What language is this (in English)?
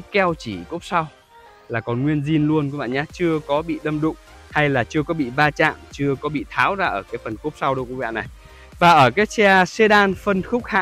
Vietnamese